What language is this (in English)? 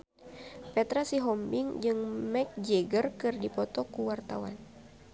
Sundanese